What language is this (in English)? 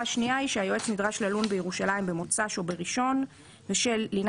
Hebrew